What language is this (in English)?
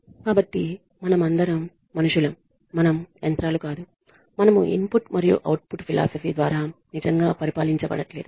Telugu